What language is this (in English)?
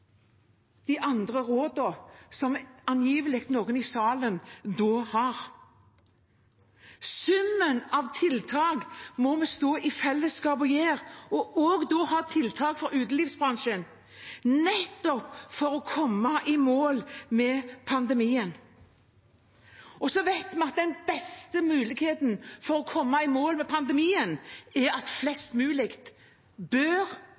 Norwegian Bokmål